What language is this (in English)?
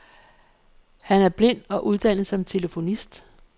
Danish